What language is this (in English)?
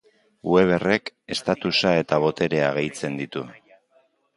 Basque